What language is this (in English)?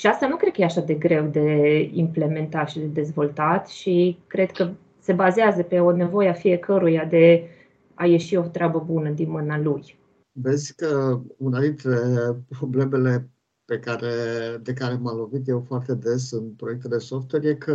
Romanian